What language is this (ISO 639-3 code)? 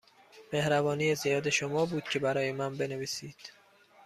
fas